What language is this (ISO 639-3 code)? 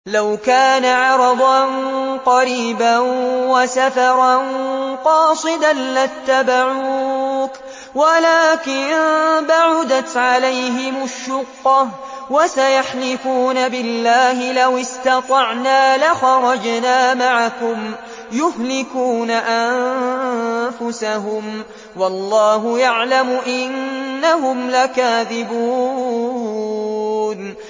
ara